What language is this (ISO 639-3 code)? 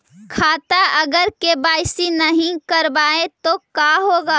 mag